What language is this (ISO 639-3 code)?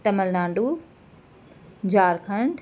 snd